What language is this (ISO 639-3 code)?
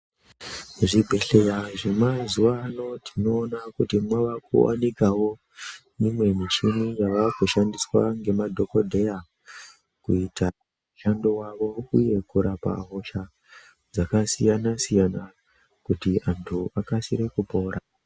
ndc